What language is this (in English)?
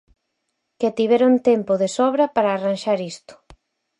Galician